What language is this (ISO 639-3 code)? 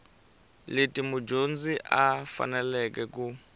tso